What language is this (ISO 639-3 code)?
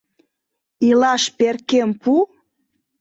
chm